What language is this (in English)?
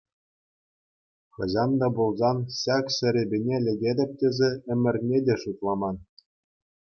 Chuvash